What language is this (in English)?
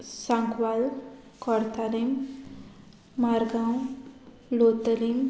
Konkani